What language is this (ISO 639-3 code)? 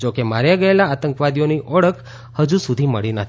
guj